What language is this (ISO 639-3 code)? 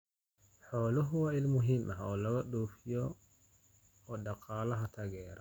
som